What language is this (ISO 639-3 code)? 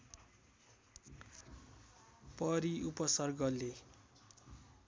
nep